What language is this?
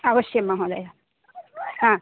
Sanskrit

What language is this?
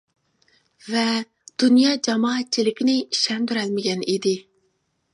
Uyghur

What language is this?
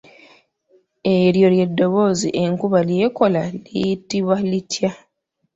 Ganda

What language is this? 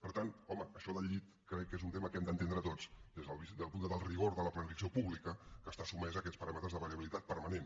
Catalan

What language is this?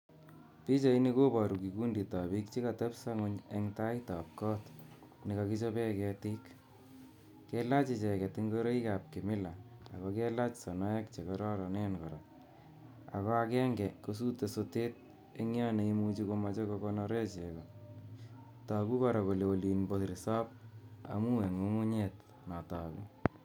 Kalenjin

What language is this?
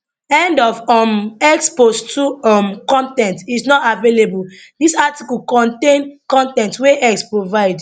Nigerian Pidgin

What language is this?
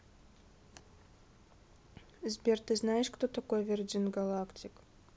Russian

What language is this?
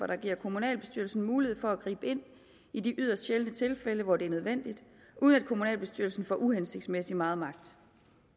Danish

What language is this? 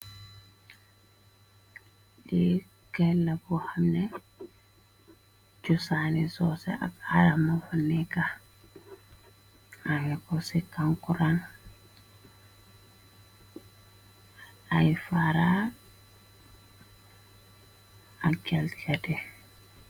Wolof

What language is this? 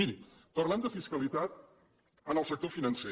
Catalan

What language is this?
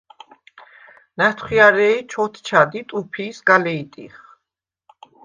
Svan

